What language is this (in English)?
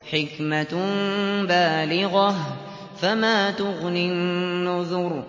Arabic